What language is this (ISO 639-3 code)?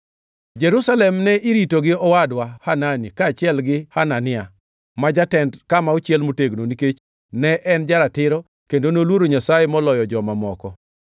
luo